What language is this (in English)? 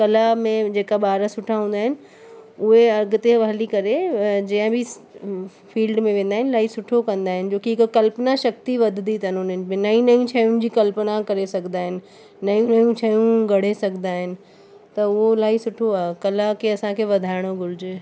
Sindhi